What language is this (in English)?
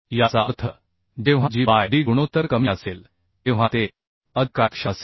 Marathi